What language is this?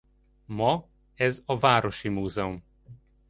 Hungarian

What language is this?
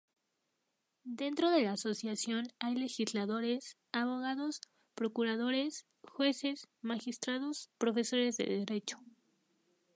Spanish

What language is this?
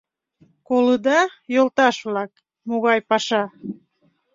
Mari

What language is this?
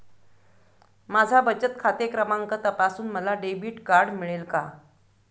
Marathi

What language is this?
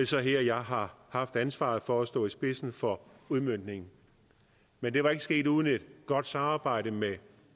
Danish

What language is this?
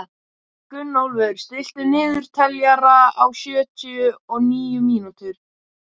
Icelandic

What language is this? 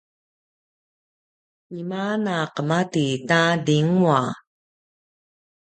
Paiwan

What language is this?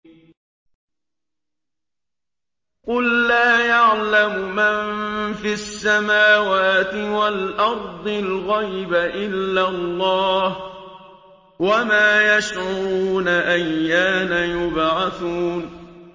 Arabic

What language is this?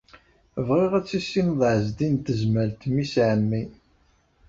Kabyle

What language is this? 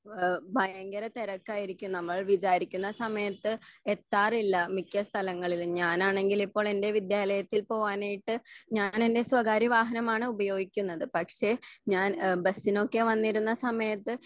Malayalam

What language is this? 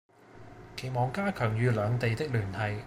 Cantonese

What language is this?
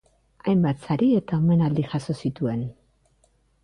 Basque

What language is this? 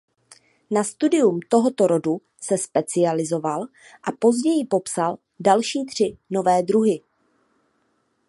Czech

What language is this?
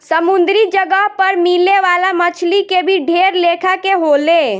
Bhojpuri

